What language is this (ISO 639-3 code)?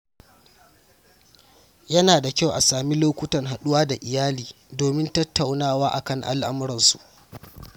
hau